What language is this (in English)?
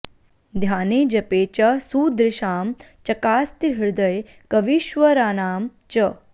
Sanskrit